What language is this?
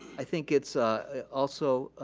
English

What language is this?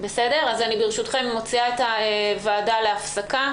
Hebrew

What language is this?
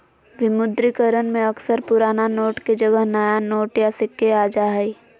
Magahi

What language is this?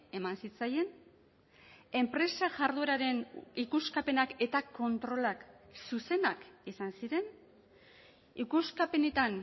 Basque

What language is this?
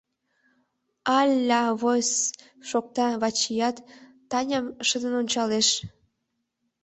Mari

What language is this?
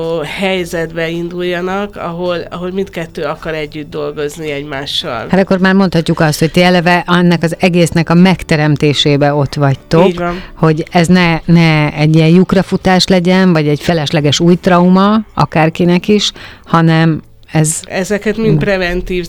Hungarian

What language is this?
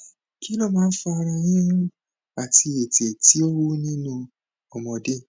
Yoruba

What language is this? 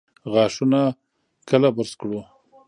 Pashto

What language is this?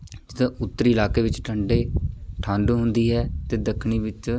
Punjabi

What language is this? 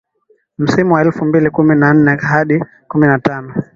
Swahili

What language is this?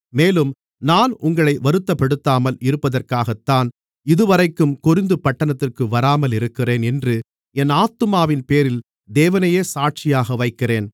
Tamil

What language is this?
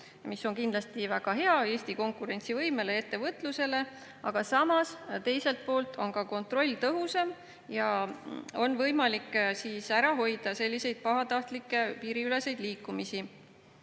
Estonian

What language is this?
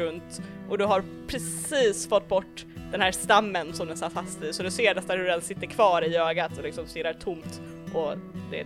Swedish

